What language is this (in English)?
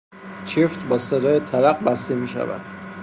Persian